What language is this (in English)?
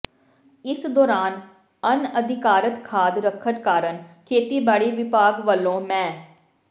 Punjabi